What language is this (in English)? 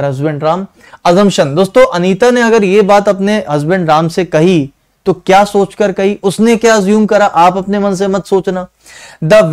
Hindi